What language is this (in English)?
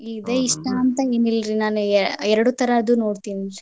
Kannada